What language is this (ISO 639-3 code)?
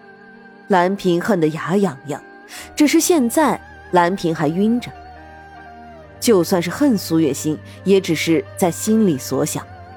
zho